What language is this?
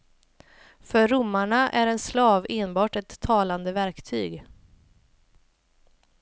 Swedish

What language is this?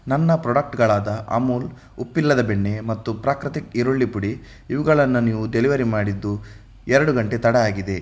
Kannada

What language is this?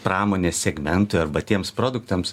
Lithuanian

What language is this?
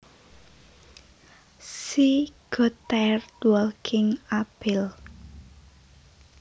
Javanese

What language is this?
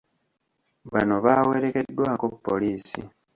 Ganda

